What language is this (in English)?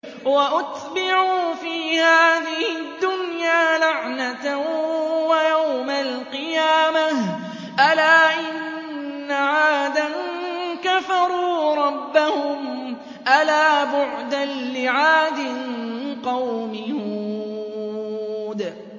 Arabic